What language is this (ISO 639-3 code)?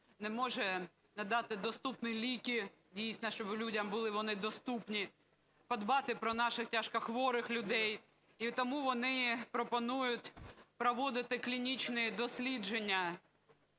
ukr